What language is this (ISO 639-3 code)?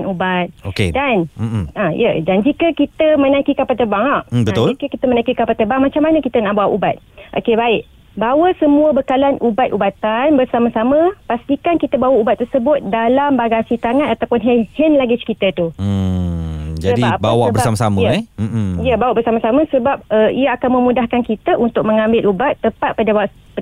msa